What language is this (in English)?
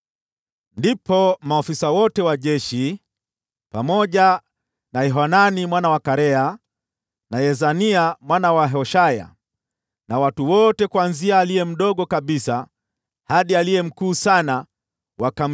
Swahili